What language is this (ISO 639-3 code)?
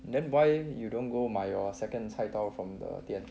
eng